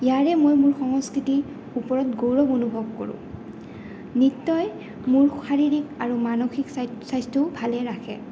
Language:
Assamese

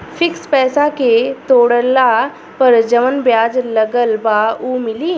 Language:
Bhojpuri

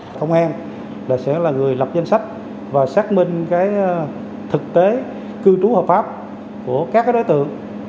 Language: Vietnamese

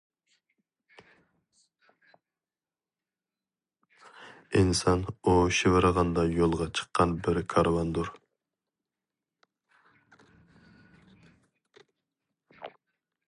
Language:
Uyghur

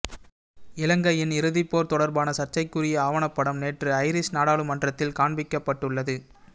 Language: Tamil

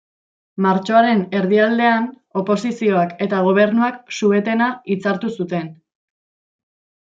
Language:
Basque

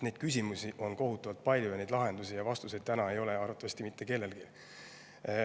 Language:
Estonian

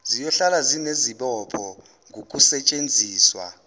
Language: Zulu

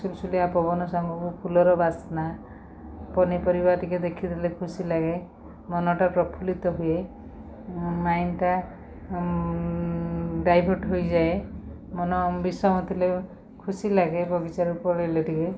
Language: Odia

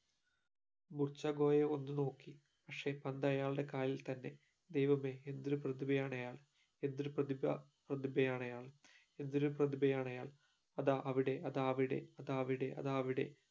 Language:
Malayalam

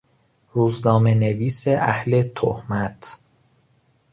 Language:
Persian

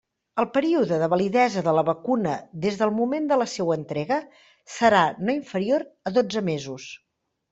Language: Catalan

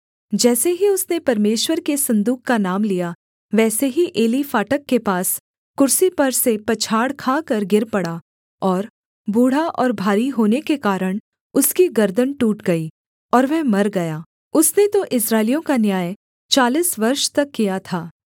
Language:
Hindi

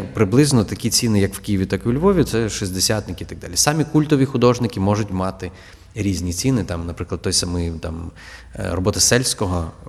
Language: Ukrainian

